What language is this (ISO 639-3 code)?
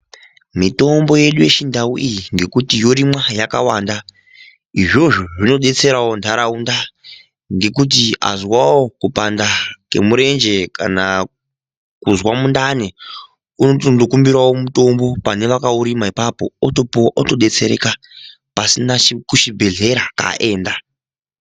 ndc